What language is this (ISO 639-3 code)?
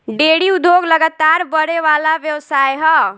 bho